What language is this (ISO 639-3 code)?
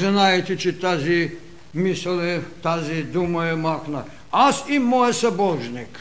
bul